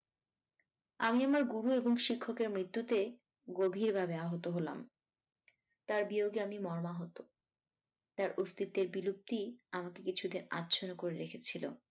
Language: Bangla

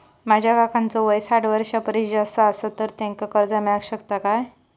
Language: Marathi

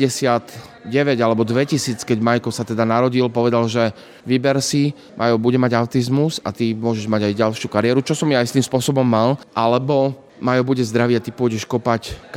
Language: Slovak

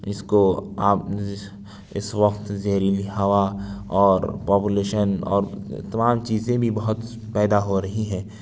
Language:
Urdu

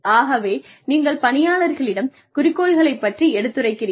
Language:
Tamil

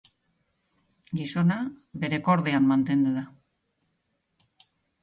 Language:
Basque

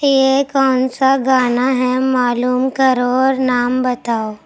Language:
Urdu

